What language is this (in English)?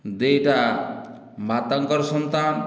Odia